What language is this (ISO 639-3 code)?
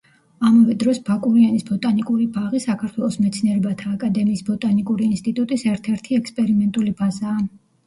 kat